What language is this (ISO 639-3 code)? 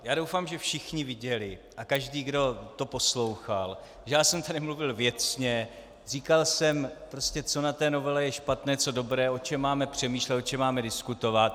ces